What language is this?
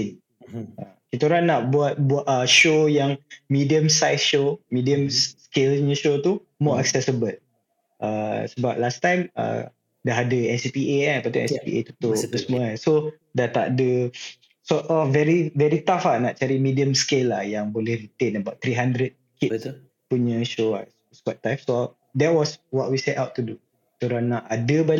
Malay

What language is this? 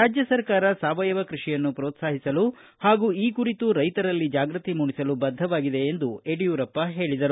Kannada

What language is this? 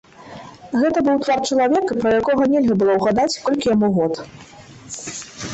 Belarusian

